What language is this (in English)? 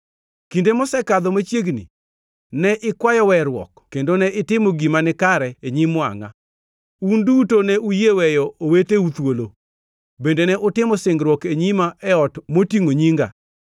Luo (Kenya and Tanzania)